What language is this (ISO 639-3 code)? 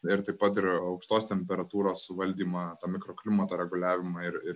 lit